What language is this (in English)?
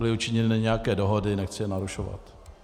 Czech